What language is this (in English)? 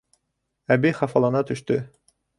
Bashkir